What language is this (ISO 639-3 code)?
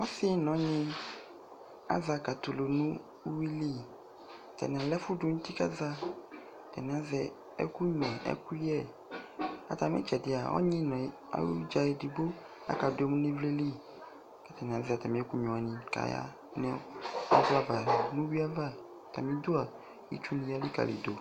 kpo